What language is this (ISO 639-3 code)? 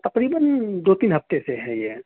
urd